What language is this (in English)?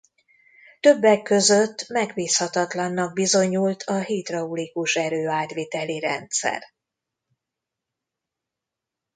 Hungarian